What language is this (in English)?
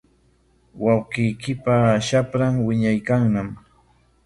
Corongo Ancash Quechua